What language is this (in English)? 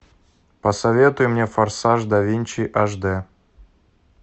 Russian